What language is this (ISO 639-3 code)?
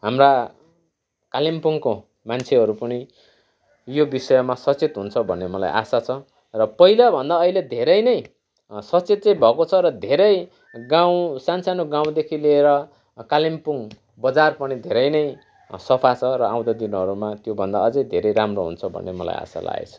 nep